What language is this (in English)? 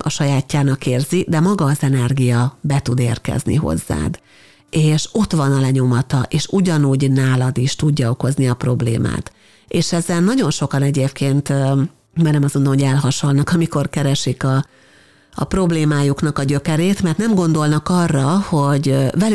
Hungarian